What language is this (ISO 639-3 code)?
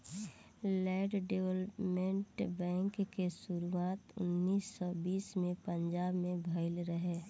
bho